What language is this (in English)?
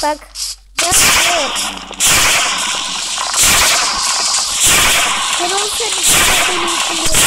Turkish